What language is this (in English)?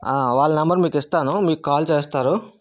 Telugu